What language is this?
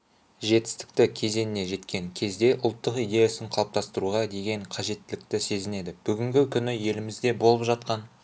Kazakh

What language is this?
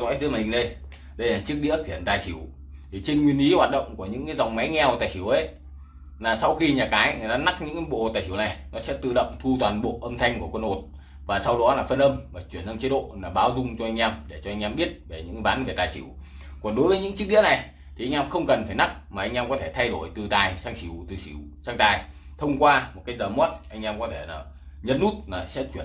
Vietnamese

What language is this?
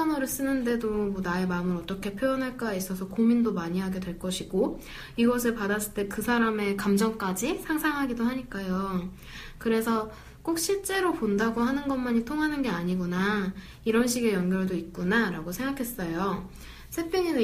Korean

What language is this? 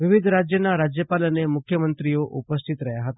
Gujarati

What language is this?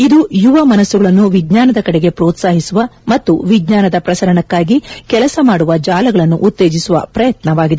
Kannada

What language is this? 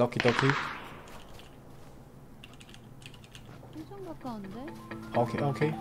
Korean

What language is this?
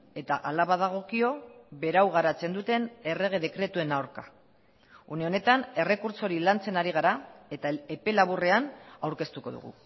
Basque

